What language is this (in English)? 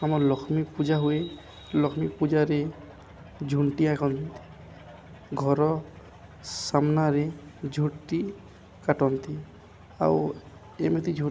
Odia